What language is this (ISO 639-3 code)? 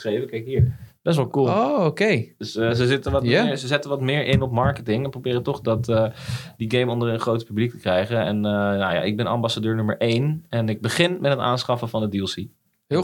nld